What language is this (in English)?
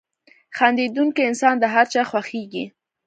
Pashto